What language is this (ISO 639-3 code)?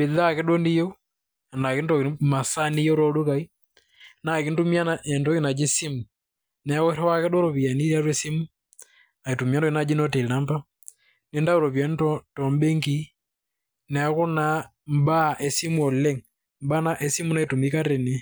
mas